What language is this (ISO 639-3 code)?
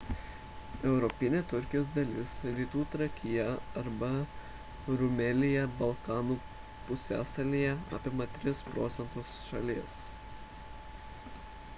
lit